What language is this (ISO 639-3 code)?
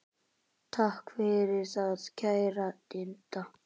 isl